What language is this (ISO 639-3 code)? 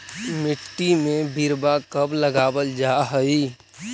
mag